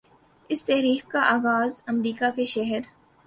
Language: Urdu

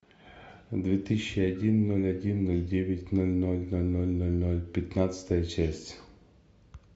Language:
Russian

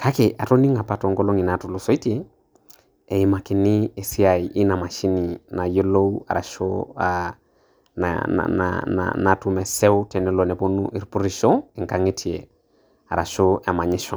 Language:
Masai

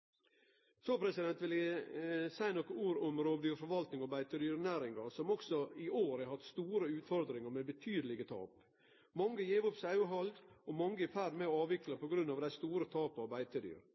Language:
Norwegian Nynorsk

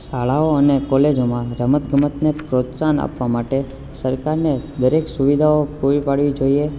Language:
Gujarati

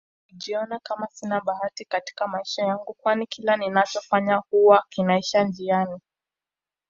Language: Swahili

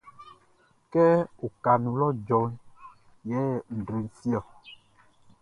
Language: Baoulé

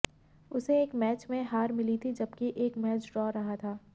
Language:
Hindi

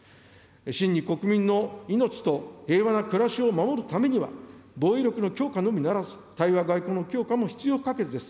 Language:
Japanese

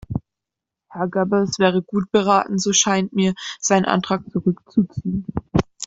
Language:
German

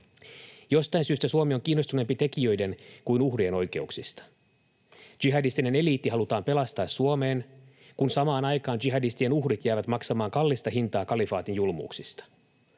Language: Finnish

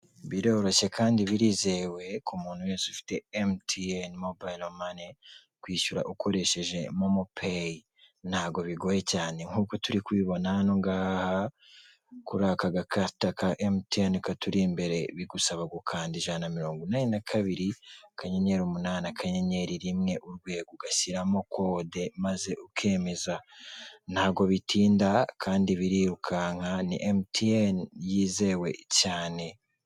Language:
Kinyarwanda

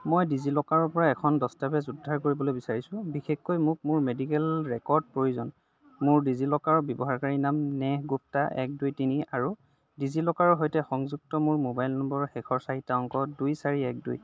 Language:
Assamese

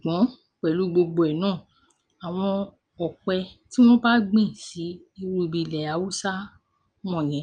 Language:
Yoruba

